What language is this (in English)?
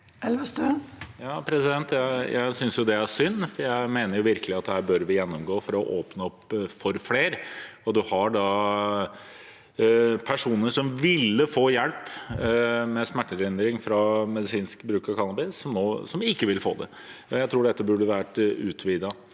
Norwegian